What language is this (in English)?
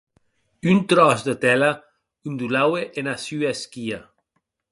Occitan